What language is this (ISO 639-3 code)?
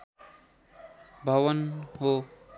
nep